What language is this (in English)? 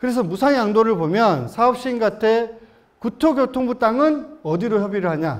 Korean